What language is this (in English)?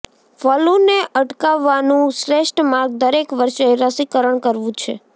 Gujarati